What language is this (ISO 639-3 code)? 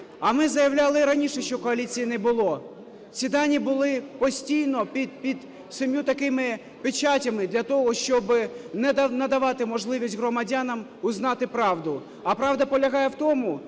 ukr